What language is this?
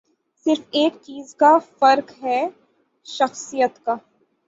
Urdu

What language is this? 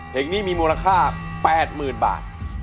Thai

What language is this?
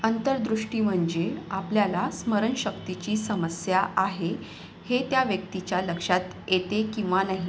Marathi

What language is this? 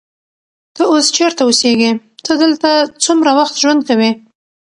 Pashto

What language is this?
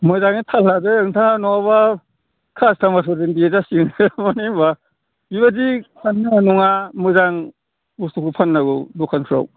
Bodo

